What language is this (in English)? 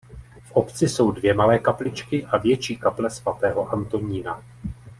Czech